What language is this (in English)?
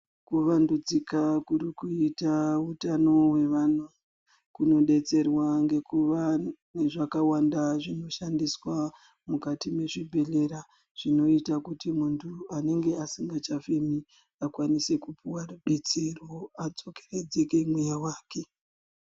Ndau